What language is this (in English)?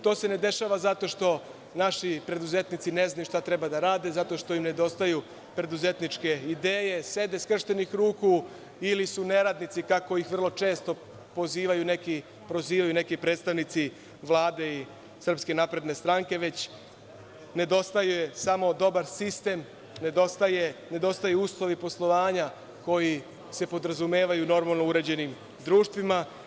Serbian